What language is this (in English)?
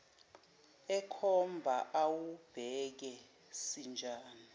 Zulu